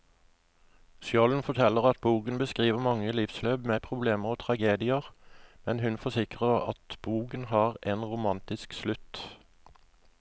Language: Norwegian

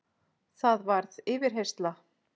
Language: Icelandic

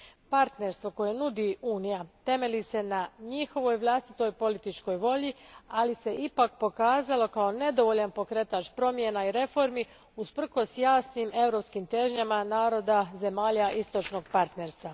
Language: Croatian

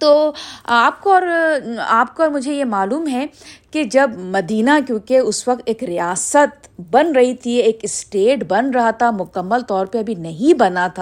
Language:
Urdu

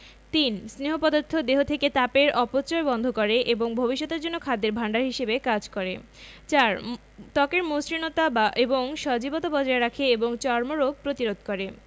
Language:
Bangla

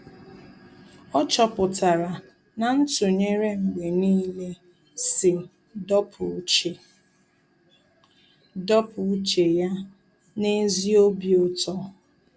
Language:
Igbo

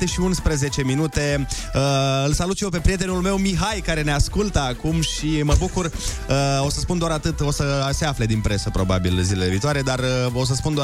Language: Romanian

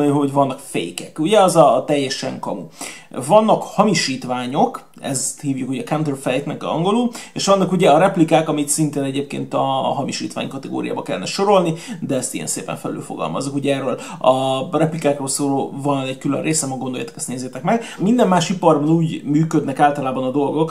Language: Hungarian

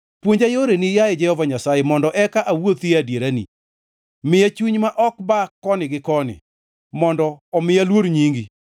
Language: Luo (Kenya and Tanzania)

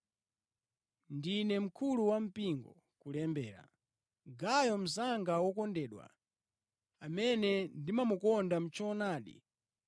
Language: Nyanja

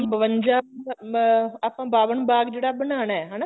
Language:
Punjabi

